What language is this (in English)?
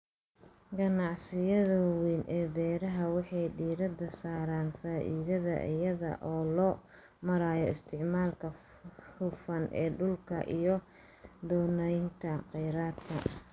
Somali